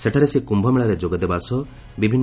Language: Odia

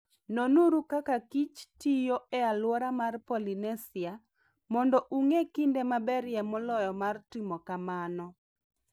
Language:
Luo (Kenya and Tanzania)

